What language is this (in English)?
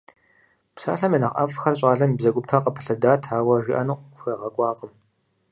Kabardian